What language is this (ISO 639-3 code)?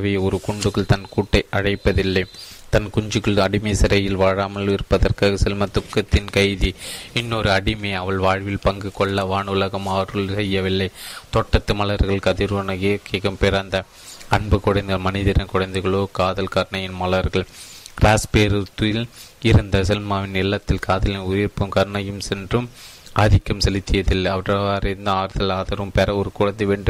tam